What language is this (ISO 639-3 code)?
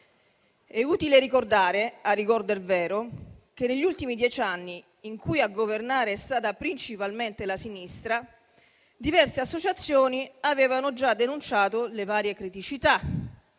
ita